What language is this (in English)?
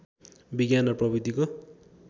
Nepali